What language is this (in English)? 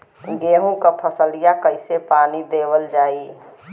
Bhojpuri